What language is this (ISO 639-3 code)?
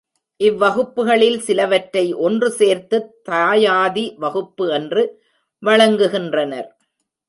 tam